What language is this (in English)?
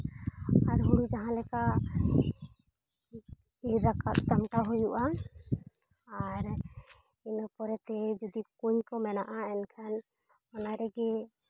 Santali